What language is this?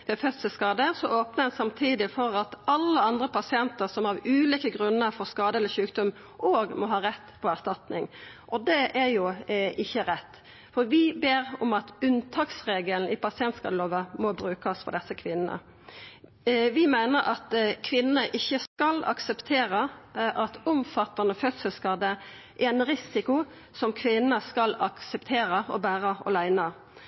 Norwegian Nynorsk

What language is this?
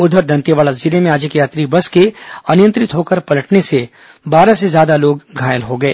Hindi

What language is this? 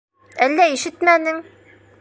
Bashkir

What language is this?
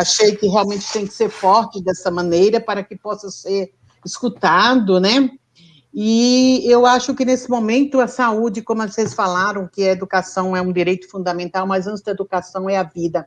Portuguese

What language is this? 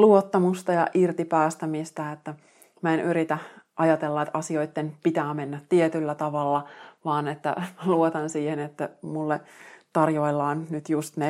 Finnish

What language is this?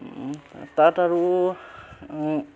Assamese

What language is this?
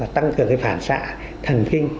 Vietnamese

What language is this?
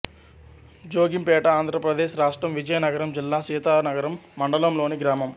Telugu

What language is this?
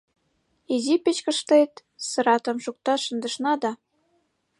Mari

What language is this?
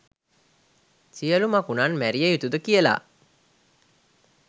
Sinhala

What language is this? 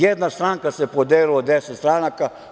Serbian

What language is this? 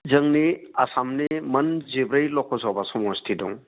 Bodo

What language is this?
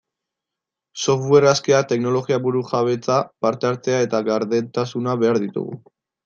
Basque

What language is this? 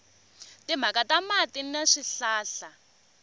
Tsonga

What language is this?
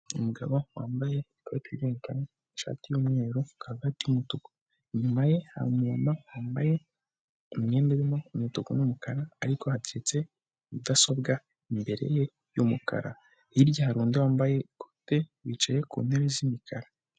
Kinyarwanda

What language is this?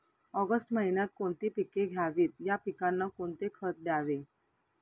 Marathi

